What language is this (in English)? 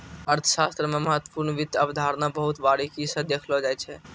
Maithili